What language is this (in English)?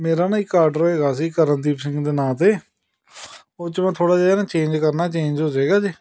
Punjabi